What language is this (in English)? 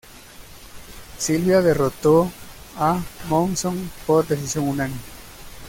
Spanish